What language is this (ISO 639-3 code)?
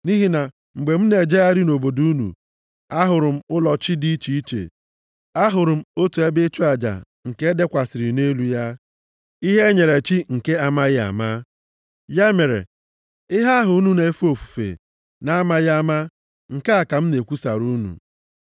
ibo